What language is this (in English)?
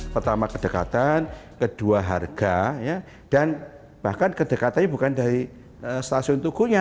Indonesian